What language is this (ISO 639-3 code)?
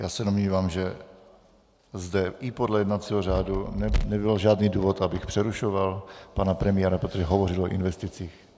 ces